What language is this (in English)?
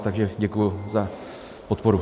Czech